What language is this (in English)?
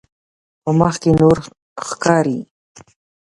Pashto